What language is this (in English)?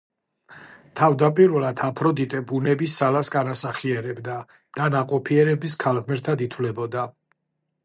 Georgian